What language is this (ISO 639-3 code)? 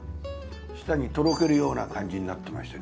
jpn